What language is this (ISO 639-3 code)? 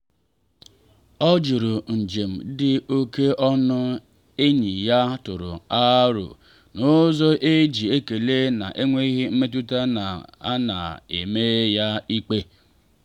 ibo